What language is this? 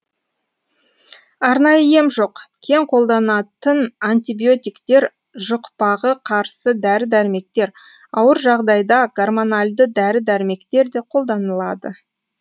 Kazakh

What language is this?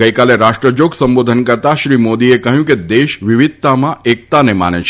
Gujarati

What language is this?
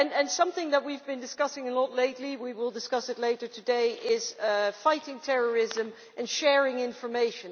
English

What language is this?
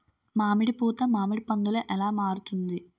Telugu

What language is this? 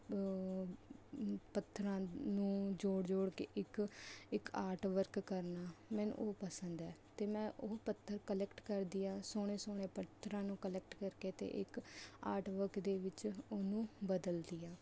Punjabi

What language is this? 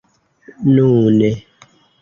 Esperanto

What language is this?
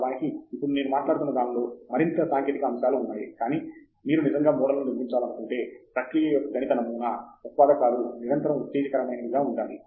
Telugu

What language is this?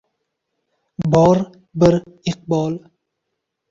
Uzbek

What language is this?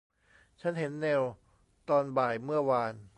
Thai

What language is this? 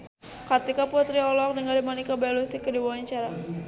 Sundanese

